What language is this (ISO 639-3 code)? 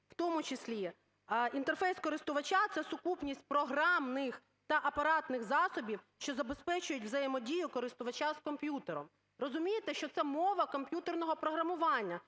ukr